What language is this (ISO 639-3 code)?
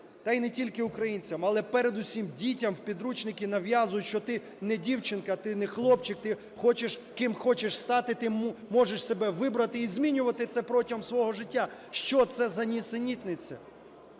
ukr